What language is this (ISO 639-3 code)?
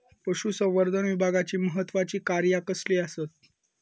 mar